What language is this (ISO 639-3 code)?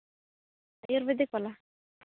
sat